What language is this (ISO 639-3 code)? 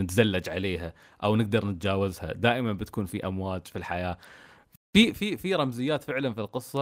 ara